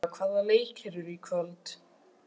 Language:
Icelandic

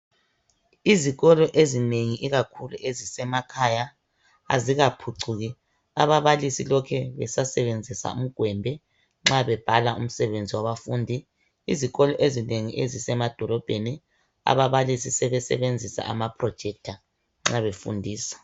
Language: North Ndebele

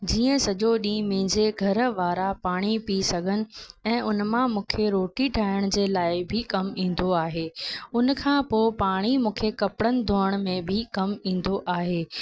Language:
Sindhi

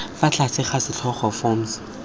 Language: Tswana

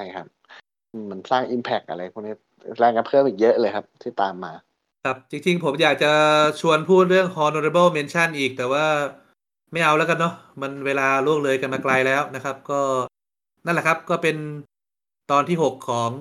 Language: Thai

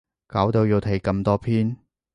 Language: Cantonese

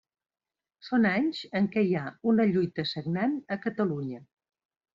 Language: Catalan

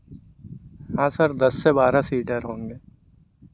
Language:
Hindi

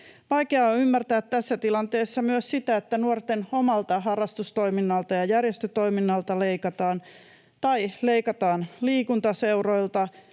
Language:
Finnish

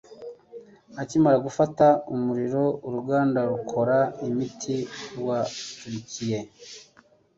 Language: Kinyarwanda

